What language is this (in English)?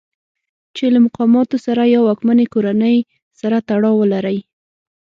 Pashto